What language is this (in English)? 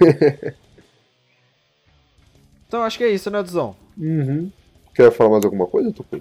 Portuguese